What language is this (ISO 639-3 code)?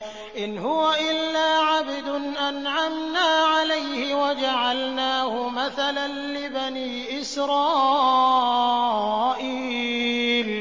ara